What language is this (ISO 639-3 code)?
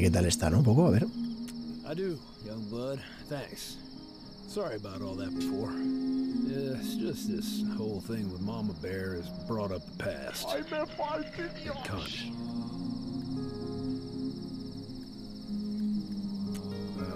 spa